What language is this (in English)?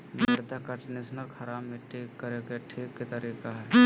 Magahi